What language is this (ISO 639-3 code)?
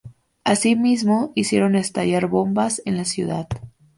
spa